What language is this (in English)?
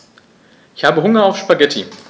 German